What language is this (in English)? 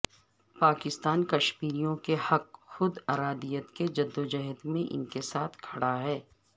Urdu